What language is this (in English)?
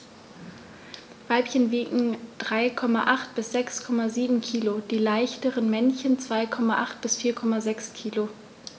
German